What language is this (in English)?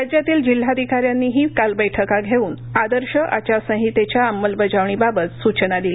Marathi